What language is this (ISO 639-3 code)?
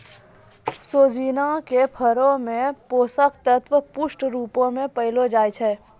mai